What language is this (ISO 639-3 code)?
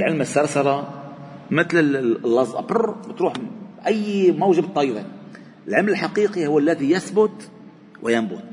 ara